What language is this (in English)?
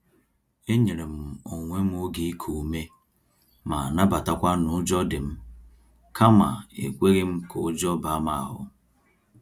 Igbo